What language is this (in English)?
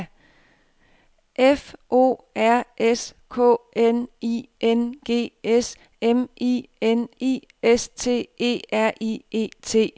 Danish